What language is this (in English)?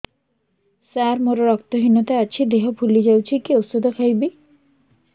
Odia